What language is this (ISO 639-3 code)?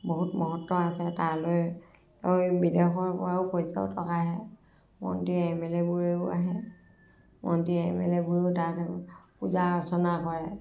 asm